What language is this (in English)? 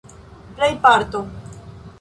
Esperanto